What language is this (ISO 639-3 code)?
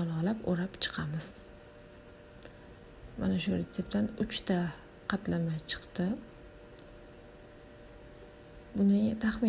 nld